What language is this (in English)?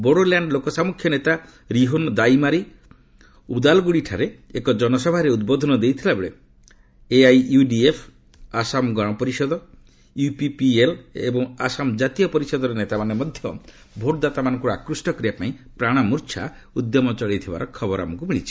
Odia